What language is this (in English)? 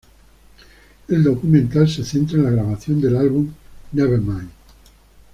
Spanish